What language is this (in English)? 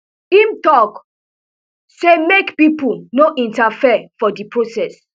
Nigerian Pidgin